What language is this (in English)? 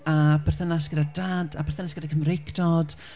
Welsh